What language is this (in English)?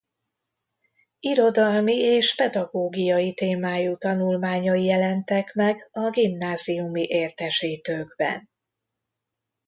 Hungarian